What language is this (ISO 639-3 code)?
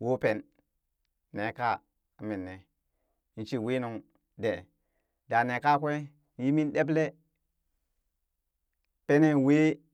bys